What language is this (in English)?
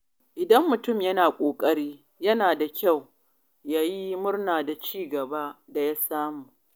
Hausa